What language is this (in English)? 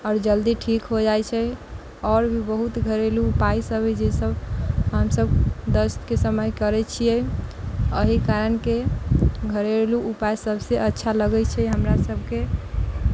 Maithili